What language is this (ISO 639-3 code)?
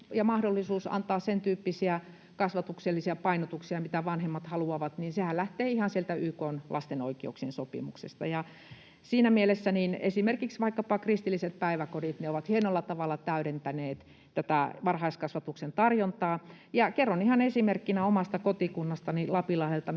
fin